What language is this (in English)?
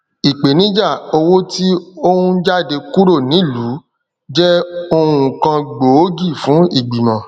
Yoruba